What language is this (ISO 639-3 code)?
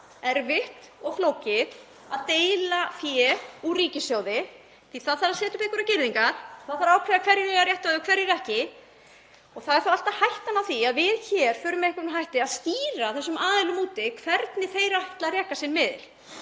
isl